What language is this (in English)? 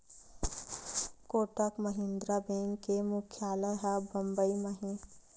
Chhattisgarhi